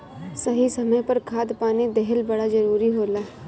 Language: Bhojpuri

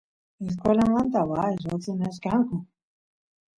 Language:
Santiago del Estero Quichua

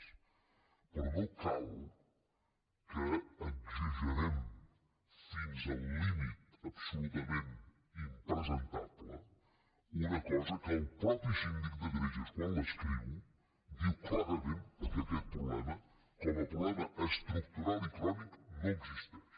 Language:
Catalan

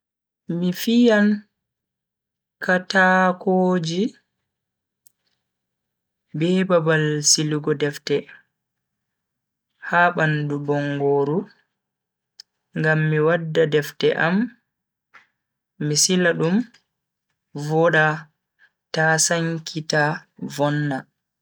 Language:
Bagirmi Fulfulde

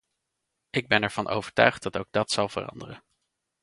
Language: Dutch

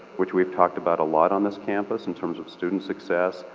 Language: English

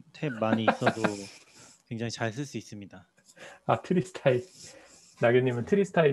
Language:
Korean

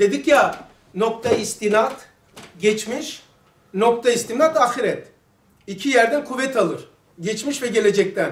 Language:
Turkish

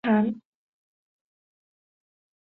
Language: Chinese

